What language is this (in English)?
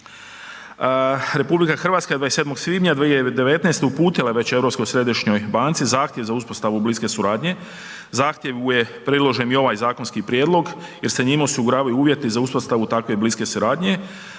Croatian